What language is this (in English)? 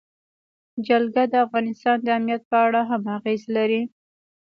Pashto